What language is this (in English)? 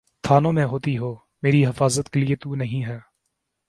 Urdu